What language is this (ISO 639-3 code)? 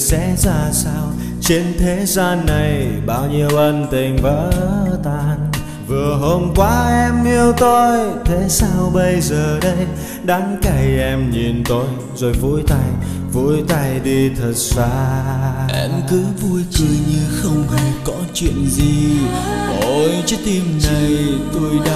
vie